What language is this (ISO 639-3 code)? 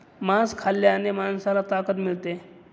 mar